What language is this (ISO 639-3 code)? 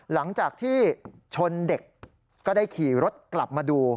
tha